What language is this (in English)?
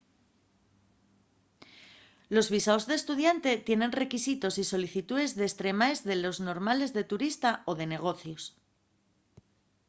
Asturian